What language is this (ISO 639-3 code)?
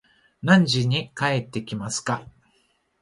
jpn